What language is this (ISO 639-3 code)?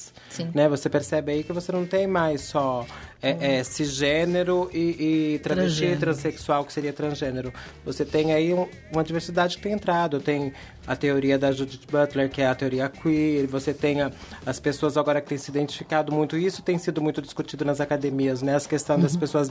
por